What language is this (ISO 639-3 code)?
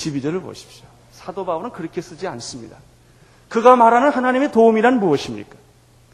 kor